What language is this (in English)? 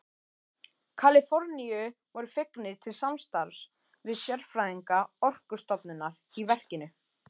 Icelandic